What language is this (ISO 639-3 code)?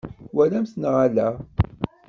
kab